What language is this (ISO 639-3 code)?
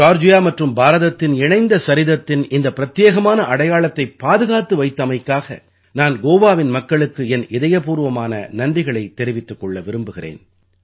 tam